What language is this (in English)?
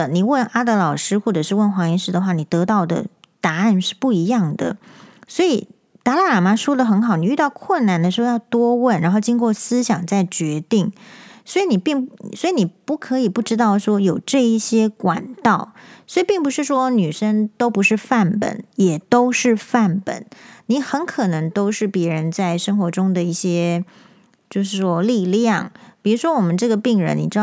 Chinese